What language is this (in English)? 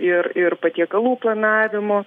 Lithuanian